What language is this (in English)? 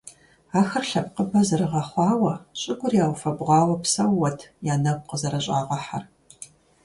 Kabardian